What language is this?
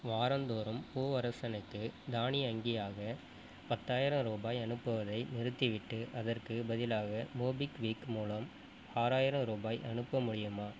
Tamil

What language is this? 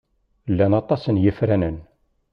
Kabyle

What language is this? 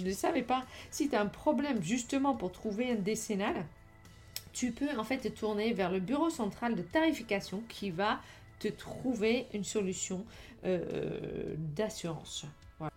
French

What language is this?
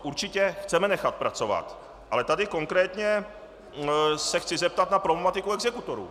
Czech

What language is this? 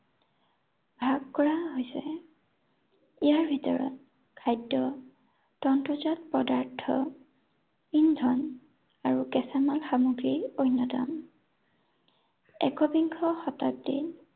Assamese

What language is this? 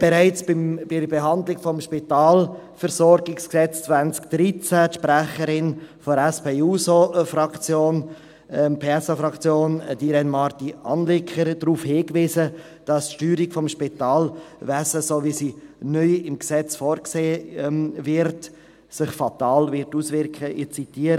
Swiss German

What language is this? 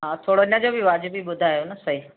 Sindhi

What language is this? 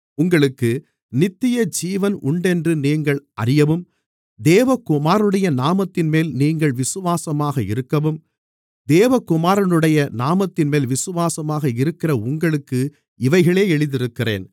Tamil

